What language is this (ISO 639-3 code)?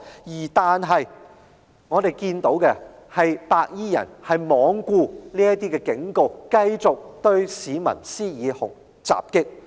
yue